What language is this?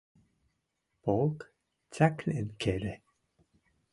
Western Mari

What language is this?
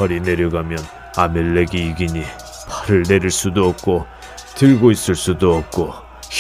Korean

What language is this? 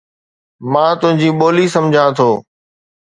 Sindhi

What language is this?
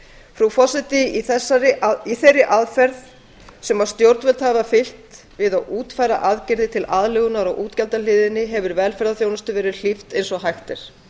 Icelandic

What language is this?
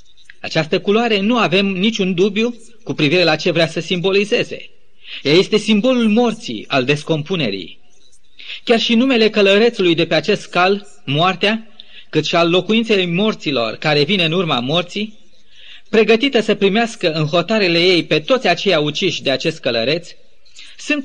Romanian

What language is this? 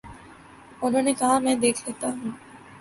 Urdu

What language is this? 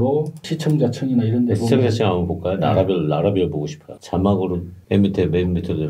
Korean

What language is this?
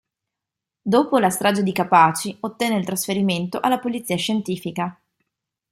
Italian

